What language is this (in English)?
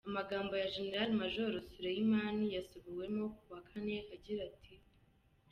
Kinyarwanda